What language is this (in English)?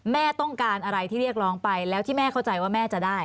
Thai